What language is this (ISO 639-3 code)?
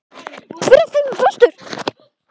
isl